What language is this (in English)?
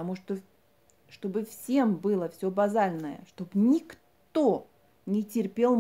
Russian